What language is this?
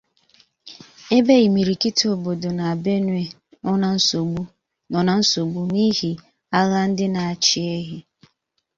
Igbo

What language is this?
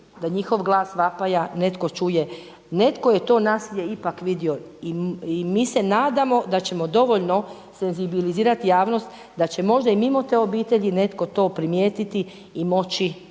Croatian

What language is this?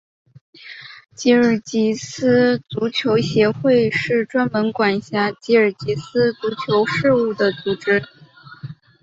Chinese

